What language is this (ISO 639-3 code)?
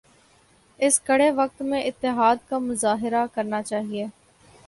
urd